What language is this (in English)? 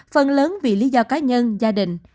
Vietnamese